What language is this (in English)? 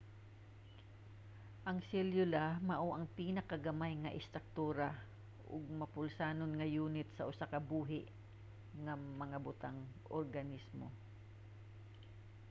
Cebuano